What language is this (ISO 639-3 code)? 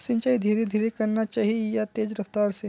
mag